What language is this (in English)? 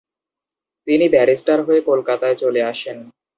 Bangla